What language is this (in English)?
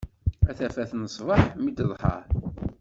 Kabyle